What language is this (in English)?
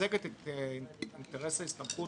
Hebrew